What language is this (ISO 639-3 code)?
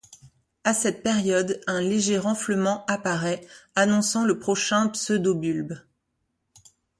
fra